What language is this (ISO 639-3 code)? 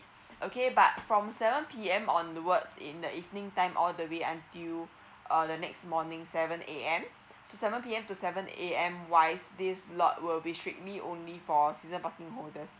eng